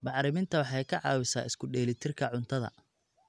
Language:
Somali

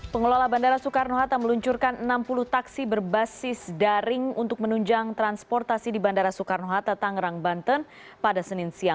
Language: Indonesian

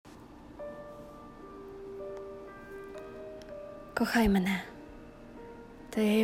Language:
Ukrainian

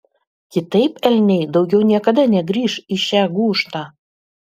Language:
Lithuanian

